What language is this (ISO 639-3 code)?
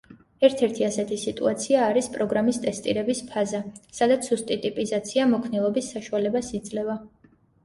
kat